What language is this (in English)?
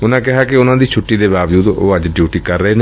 Punjabi